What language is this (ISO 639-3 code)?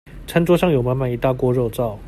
zho